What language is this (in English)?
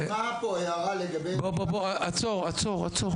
Hebrew